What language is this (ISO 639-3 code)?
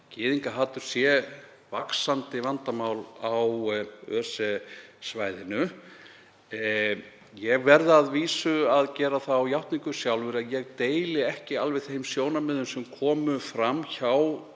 isl